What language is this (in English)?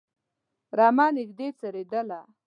Pashto